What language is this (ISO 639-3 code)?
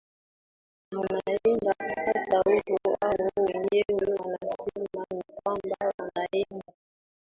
swa